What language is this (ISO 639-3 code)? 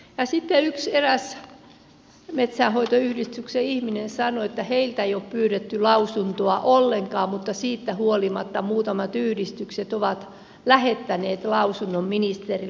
fin